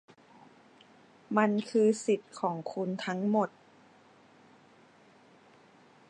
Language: Thai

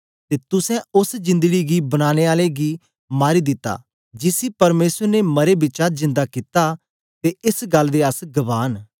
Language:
Dogri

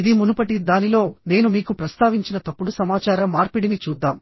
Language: Telugu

